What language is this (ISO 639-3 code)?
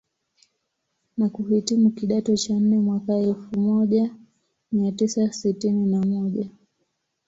swa